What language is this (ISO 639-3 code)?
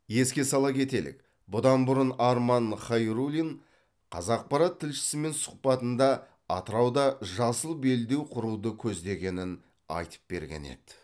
kaz